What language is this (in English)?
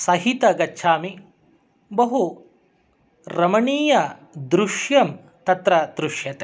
Sanskrit